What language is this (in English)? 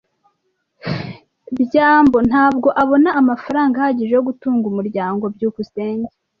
Kinyarwanda